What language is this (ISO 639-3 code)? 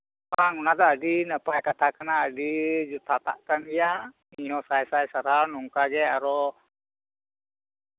sat